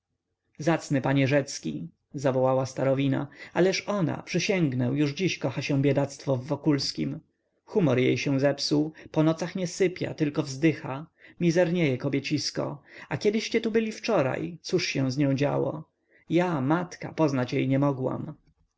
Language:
Polish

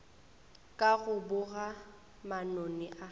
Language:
Northern Sotho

